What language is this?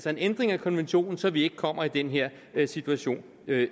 Danish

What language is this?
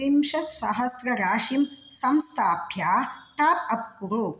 Sanskrit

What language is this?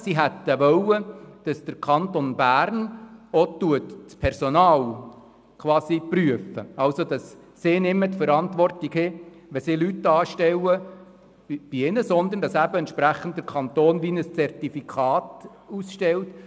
Swiss German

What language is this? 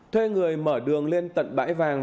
Vietnamese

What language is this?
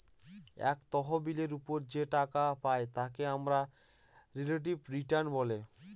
Bangla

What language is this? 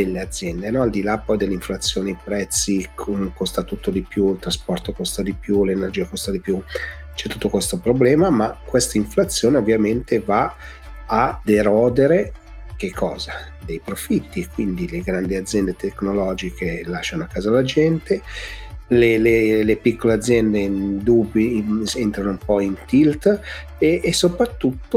Italian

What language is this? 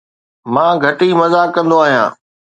Sindhi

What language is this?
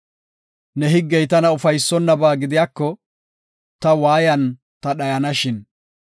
Gofa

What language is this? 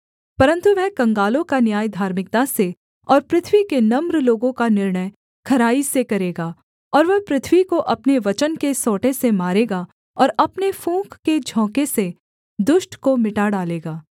Hindi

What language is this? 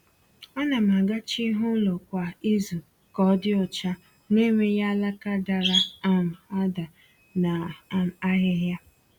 Igbo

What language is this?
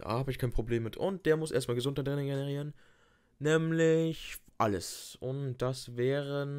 German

